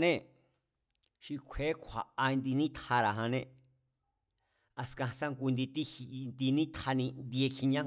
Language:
Mazatlán Mazatec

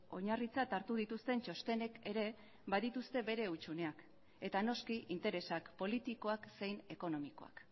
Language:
Basque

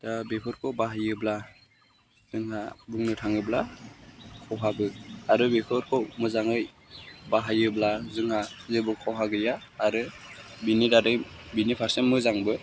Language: Bodo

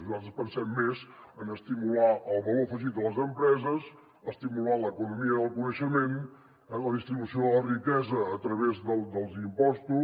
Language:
Catalan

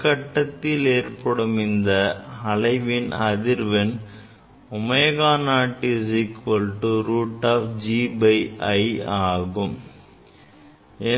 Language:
Tamil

